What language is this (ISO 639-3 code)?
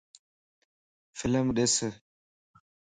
lss